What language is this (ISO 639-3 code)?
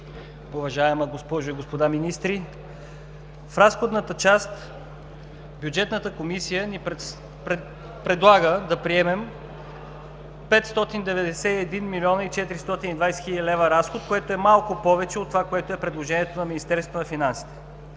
bul